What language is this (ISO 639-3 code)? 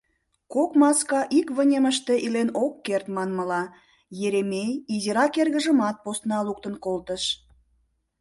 chm